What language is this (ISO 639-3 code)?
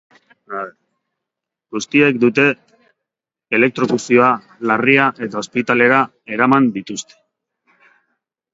eus